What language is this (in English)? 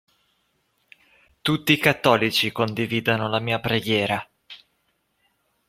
Italian